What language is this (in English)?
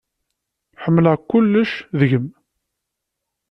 Kabyle